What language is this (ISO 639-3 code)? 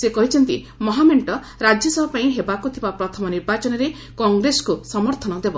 ori